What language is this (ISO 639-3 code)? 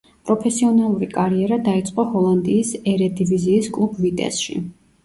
kat